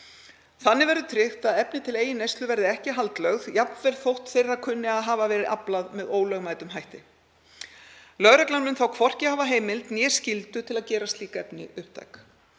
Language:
Icelandic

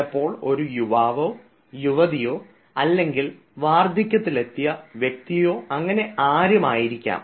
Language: Malayalam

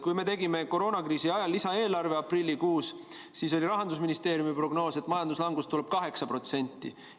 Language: Estonian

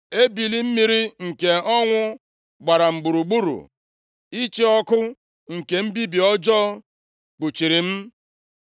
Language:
Igbo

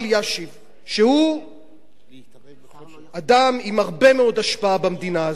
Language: Hebrew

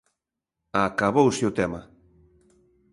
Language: Galician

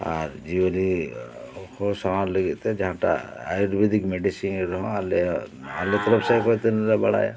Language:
Santali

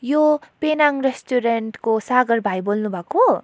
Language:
Nepali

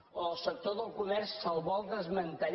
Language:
Catalan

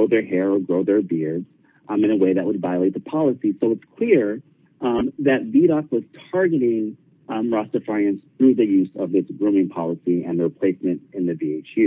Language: English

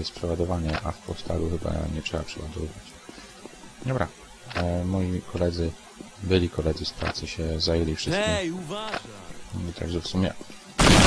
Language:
Polish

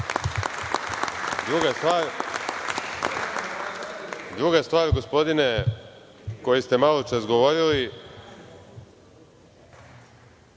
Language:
Serbian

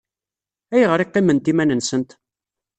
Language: Kabyle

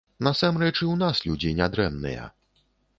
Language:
Belarusian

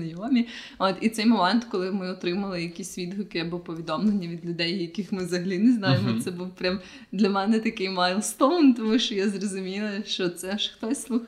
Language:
Ukrainian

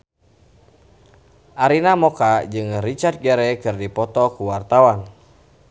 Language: Sundanese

